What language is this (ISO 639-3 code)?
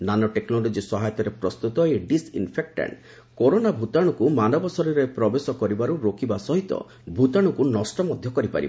ori